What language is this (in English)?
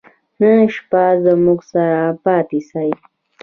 Pashto